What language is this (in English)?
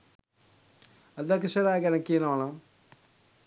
Sinhala